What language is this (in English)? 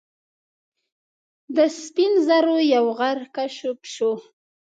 Pashto